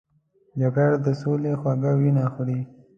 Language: Pashto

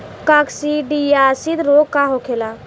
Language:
Bhojpuri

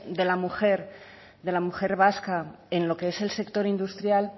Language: Spanish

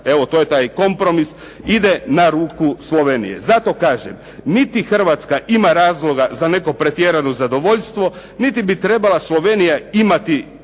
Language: Croatian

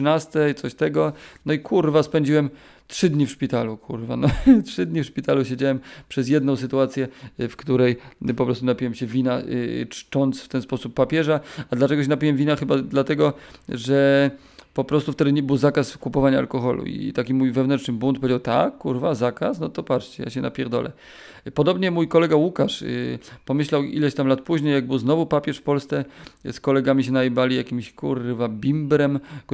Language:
Polish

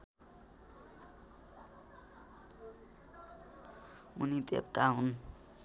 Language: Nepali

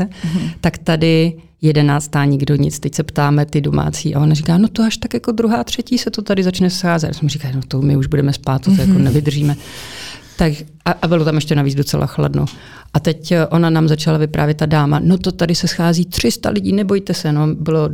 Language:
Czech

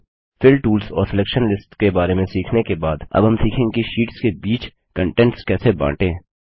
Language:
Hindi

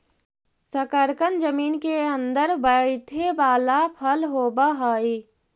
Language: Magahi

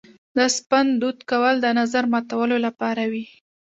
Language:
Pashto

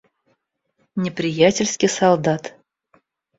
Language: Russian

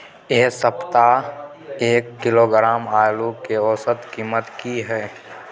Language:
Maithili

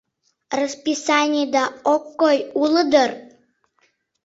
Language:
Mari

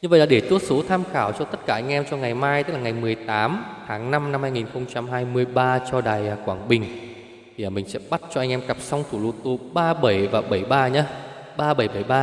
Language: Vietnamese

